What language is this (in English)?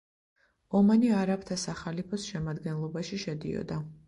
Georgian